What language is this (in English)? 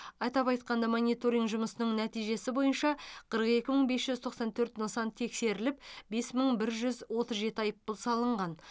Kazakh